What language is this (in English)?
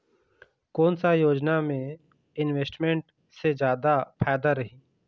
Chhattisgarhi